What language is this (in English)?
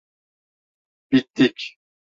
Turkish